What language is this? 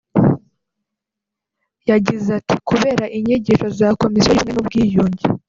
Kinyarwanda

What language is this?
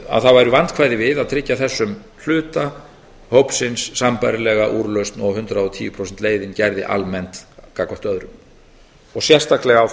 Icelandic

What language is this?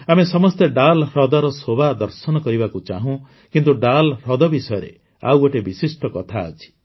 Odia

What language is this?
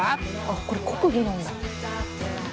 Japanese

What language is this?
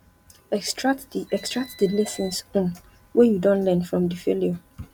Nigerian Pidgin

